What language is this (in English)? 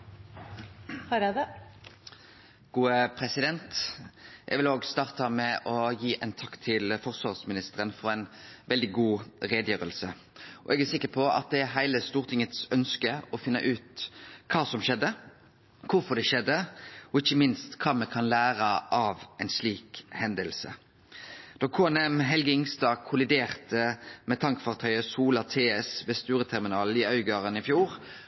Norwegian Nynorsk